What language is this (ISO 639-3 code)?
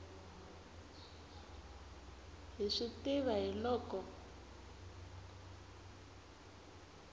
tso